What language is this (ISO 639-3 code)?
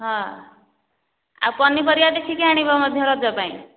ori